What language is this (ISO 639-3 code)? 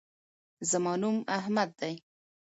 pus